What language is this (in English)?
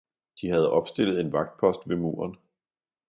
Danish